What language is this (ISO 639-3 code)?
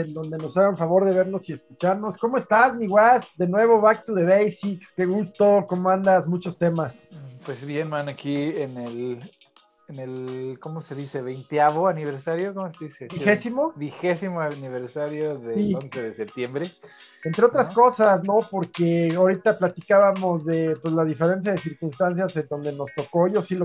spa